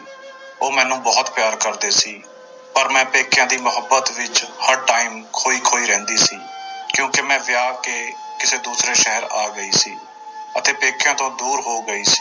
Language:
Punjabi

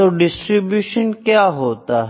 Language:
Hindi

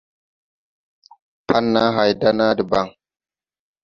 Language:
Tupuri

